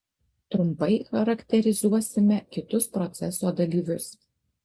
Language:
Lithuanian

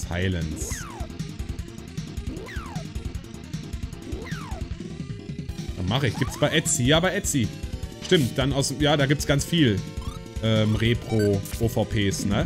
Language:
German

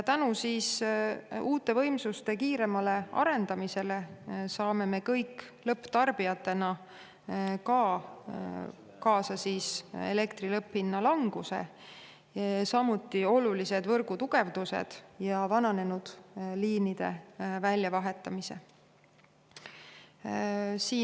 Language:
Estonian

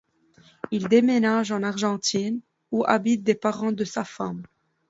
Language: French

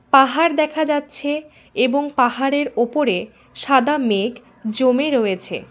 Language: Bangla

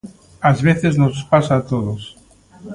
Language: Galician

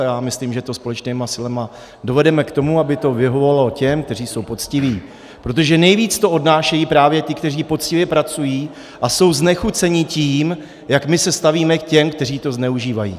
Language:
Czech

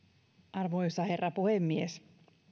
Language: Finnish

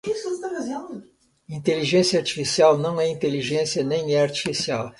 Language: Portuguese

